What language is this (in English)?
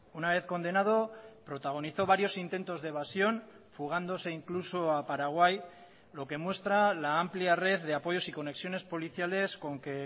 Spanish